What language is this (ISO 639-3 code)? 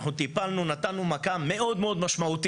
heb